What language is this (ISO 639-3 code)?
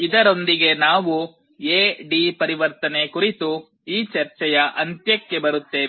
kan